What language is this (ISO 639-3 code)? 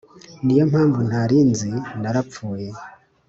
kin